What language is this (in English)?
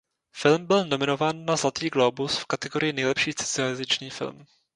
Czech